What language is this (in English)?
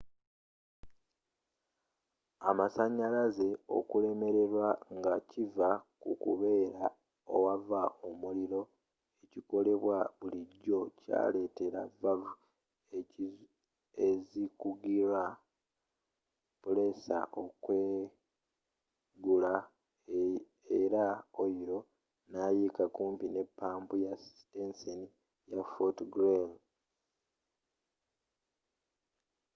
Ganda